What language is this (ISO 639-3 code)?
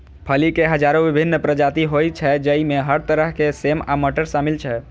mai